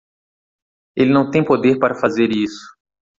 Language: Portuguese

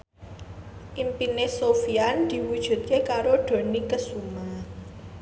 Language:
Javanese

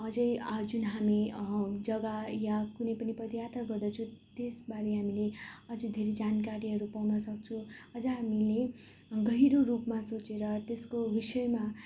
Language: Nepali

